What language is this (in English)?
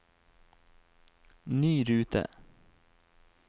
Norwegian